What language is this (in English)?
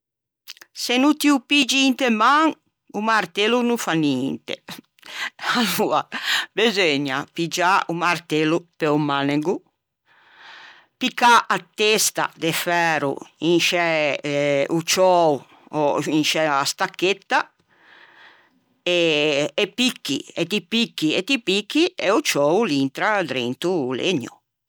Ligurian